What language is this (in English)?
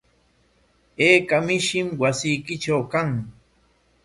Corongo Ancash Quechua